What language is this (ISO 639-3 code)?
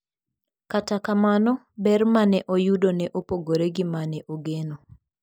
luo